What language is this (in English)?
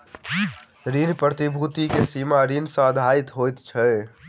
Maithili